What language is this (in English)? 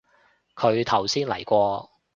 Cantonese